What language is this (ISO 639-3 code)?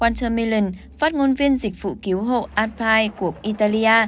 vie